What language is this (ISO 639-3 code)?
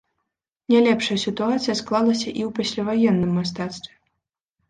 bel